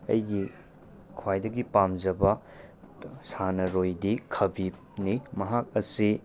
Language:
Manipuri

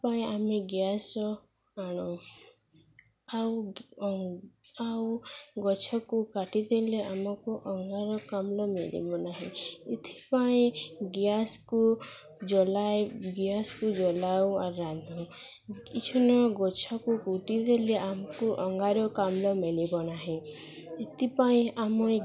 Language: Odia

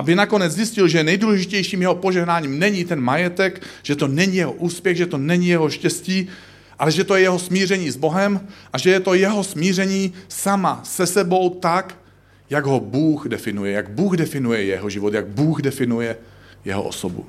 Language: Czech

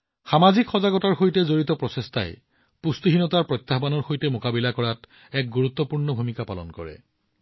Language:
Assamese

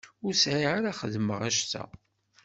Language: Kabyle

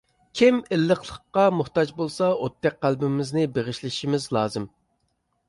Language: Uyghur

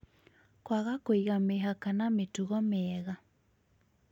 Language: Kikuyu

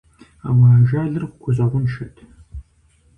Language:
Kabardian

